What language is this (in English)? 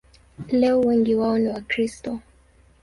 Swahili